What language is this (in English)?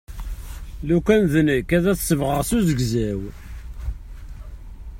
Kabyle